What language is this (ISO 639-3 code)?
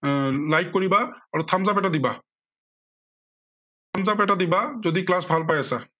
asm